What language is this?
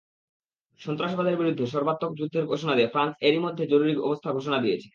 Bangla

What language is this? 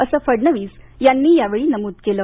Marathi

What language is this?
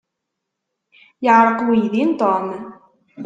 Kabyle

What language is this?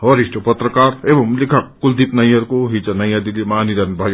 Nepali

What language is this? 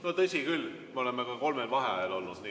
Estonian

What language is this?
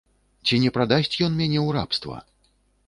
Belarusian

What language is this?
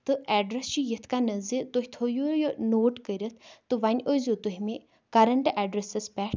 Kashmiri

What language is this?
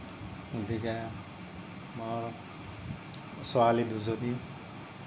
Assamese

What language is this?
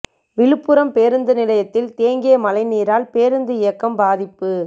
Tamil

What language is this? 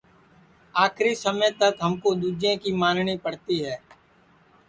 Sansi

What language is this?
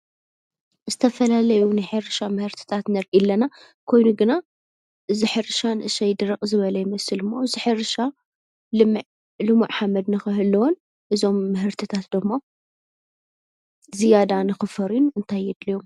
Tigrinya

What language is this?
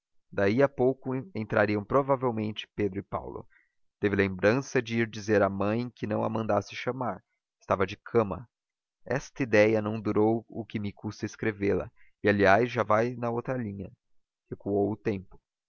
Portuguese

